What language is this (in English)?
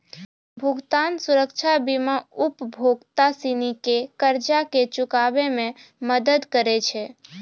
Maithili